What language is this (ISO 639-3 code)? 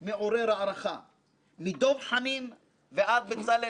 heb